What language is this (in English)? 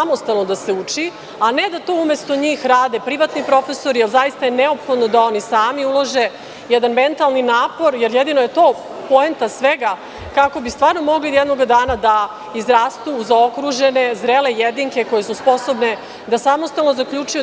Serbian